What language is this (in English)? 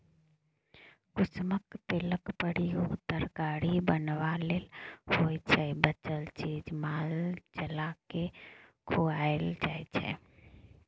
Maithili